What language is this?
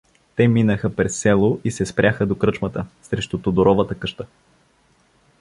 Bulgarian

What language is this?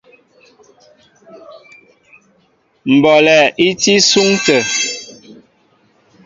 Mbo (Cameroon)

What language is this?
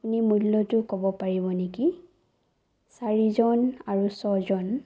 Assamese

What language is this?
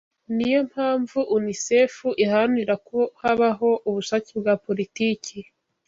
Kinyarwanda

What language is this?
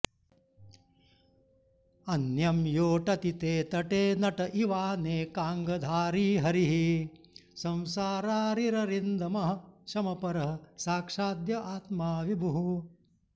Sanskrit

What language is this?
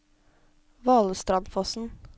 Norwegian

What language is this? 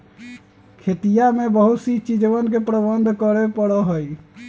Magahi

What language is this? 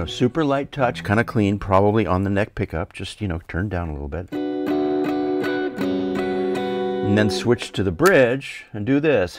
English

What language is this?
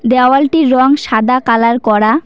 Bangla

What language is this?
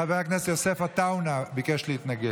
Hebrew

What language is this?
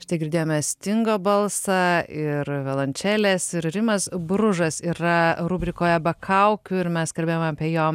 Lithuanian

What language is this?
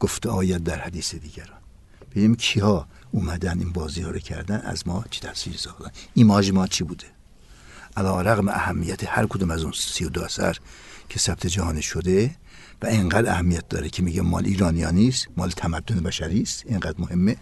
Persian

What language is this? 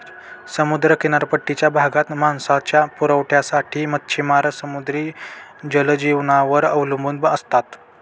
Marathi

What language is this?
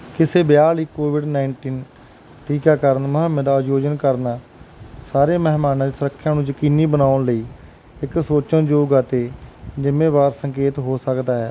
Punjabi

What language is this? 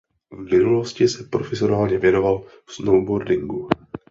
Czech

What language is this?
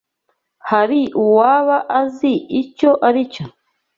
Kinyarwanda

